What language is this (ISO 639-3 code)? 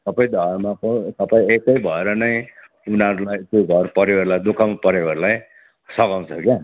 nep